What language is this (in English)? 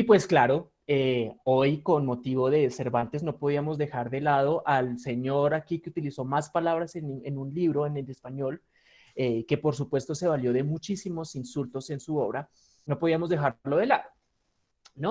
Spanish